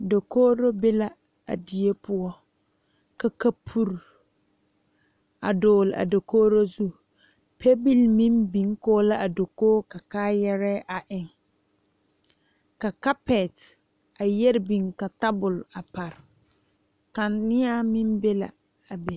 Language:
Southern Dagaare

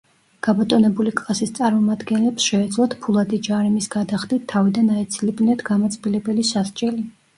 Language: Georgian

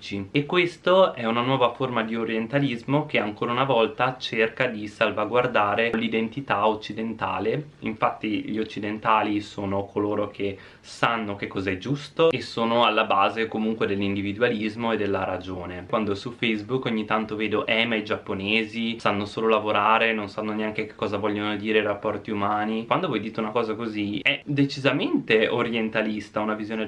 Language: Italian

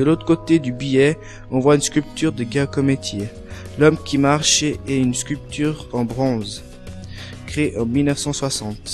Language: French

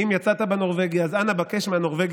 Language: Hebrew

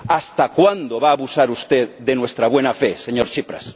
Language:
Spanish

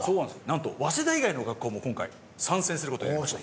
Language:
Japanese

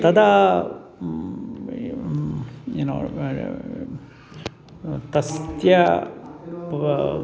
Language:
Sanskrit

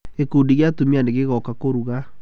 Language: Kikuyu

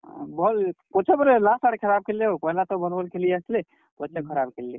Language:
Odia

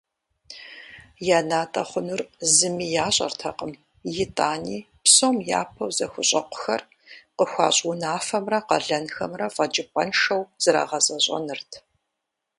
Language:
Kabardian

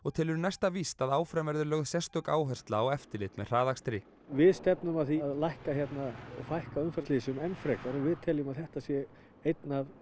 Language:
Icelandic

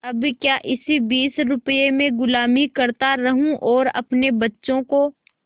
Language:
Hindi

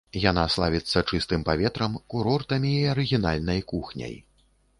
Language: Belarusian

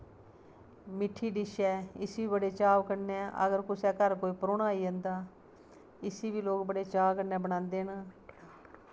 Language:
Dogri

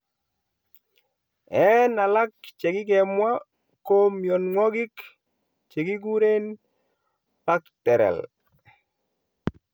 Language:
Kalenjin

